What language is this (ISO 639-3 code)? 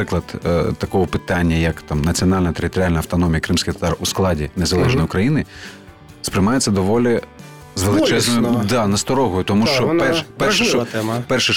ukr